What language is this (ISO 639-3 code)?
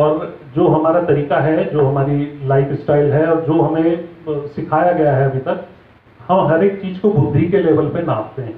hin